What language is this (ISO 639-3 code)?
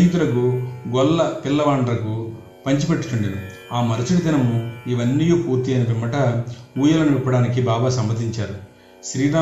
tel